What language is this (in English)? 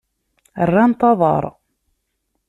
Kabyle